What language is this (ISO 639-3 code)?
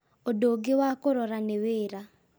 kik